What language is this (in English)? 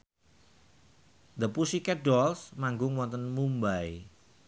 Javanese